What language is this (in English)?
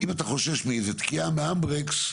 Hebrew